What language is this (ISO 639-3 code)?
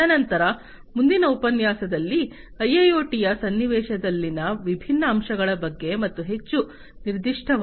kan